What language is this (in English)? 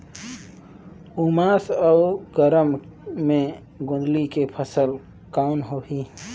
Chhattisgarhi